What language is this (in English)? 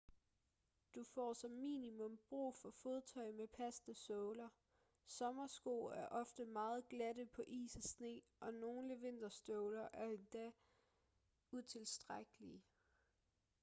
Danish